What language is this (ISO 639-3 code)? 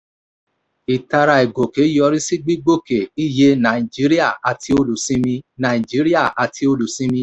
yor